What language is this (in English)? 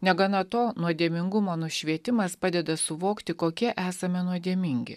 Lithuanian